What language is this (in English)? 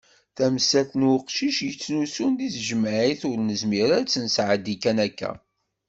Kabyle